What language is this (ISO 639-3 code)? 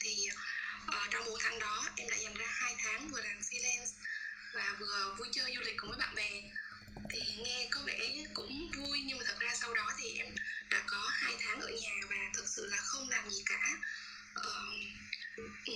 vie